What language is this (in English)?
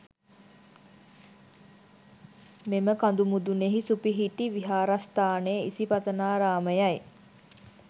Sinhala